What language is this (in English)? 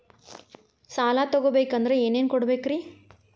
Kannada